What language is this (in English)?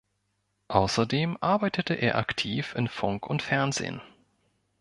German